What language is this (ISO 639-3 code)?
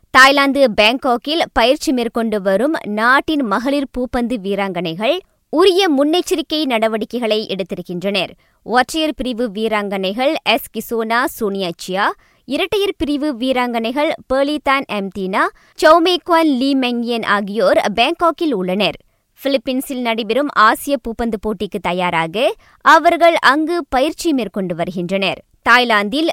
tam